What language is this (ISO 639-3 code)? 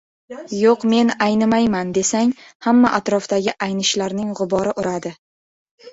uzb